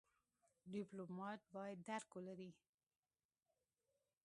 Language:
Pashto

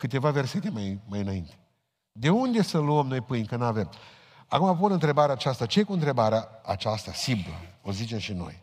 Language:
Romanian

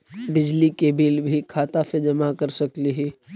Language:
Magahi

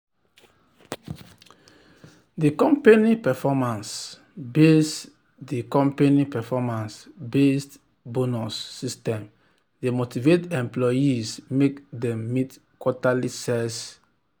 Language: Nigerian Pidgin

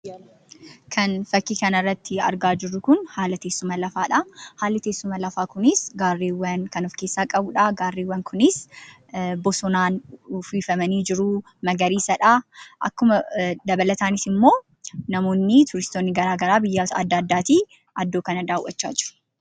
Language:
Oromo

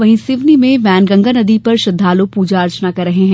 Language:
Hindi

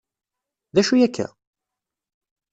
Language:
Kabyle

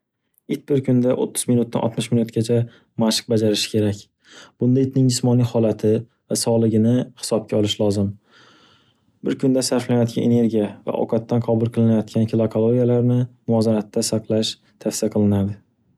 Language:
Uzbek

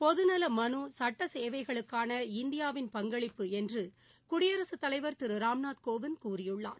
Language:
Tamil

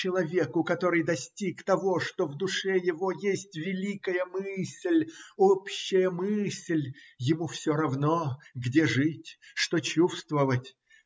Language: Russian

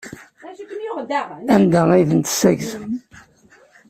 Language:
Kabyle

